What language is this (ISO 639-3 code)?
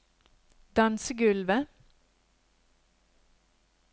nor